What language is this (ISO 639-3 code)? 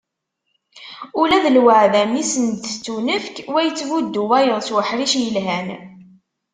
kab